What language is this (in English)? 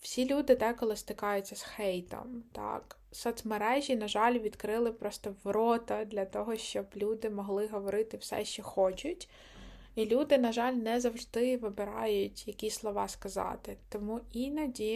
Ukrainian